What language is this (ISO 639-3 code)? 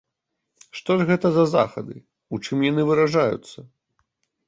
bel